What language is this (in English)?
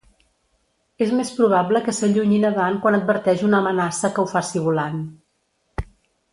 Catalan